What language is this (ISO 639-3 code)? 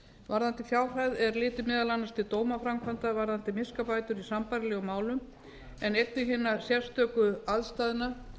isl